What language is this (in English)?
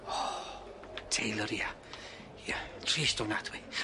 Welsh